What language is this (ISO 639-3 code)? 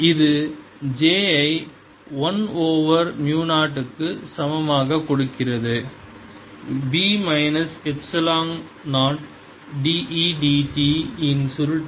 tam